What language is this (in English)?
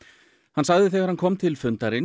Icelandic